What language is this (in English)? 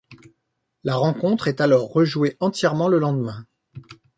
French